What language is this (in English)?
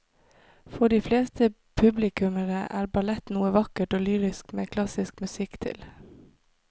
Norwegian